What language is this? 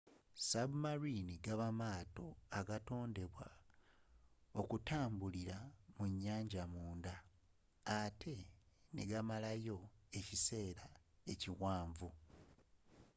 Ganda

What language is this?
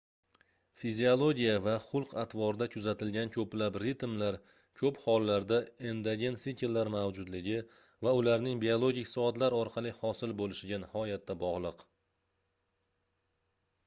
Uzbek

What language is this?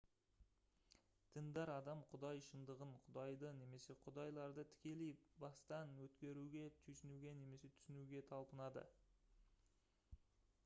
Kazakh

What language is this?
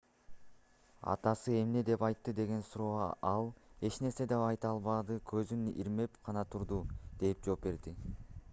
Kyrgyz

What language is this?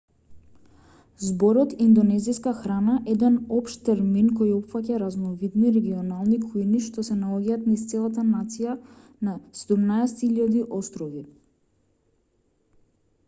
Macedonian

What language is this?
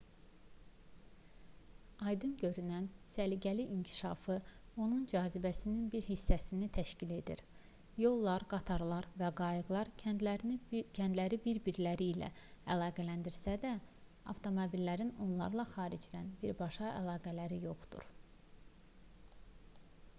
Azerbaijani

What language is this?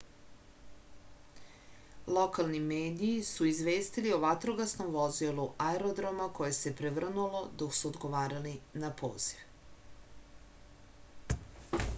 Serbian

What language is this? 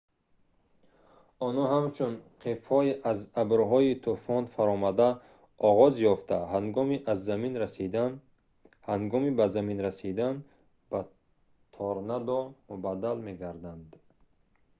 Tajik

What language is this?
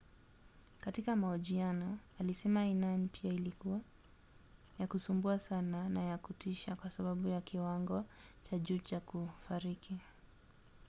Swahili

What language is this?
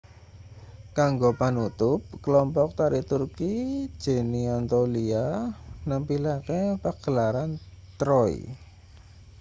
Javanese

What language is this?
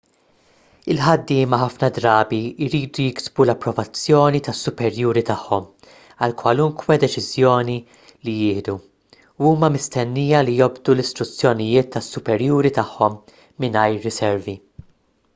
Maltese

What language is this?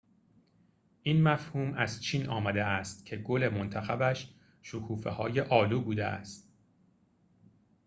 Persian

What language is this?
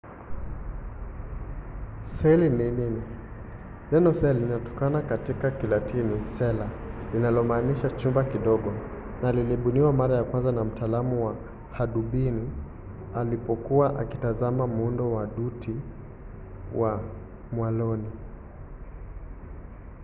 Swahili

